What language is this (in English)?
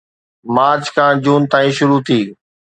Sindhi